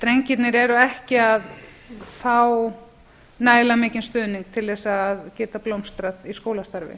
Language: Icelandic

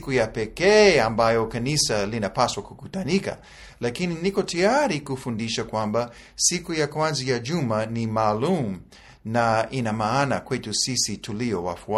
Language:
Swahili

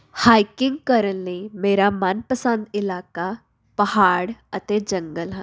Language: Punjabi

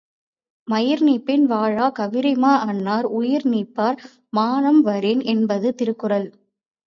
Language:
Tamil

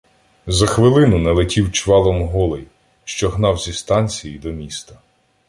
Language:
Ukrainian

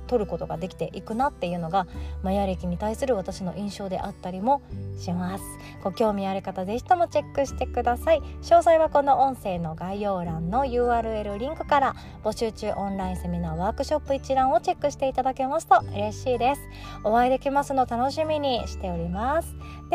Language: Japanese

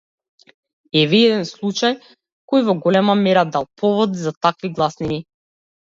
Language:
Macedonian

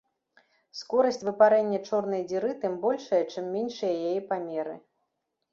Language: Belarusian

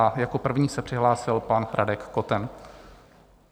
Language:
Czech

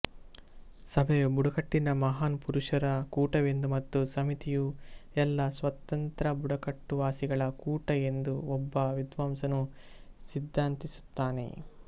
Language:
Kannada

